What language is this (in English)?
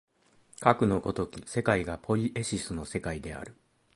Japanese